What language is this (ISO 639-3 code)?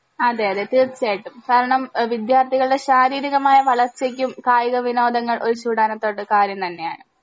mal